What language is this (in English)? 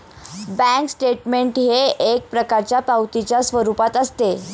Marathi